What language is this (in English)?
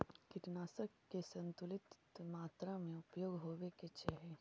Magahi